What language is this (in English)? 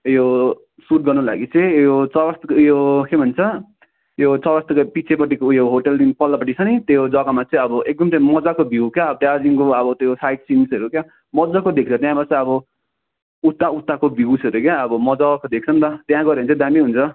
Nepali